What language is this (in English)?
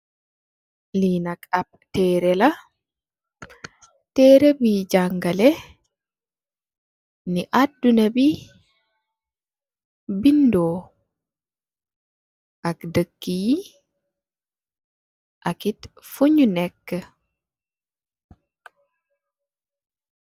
Wolof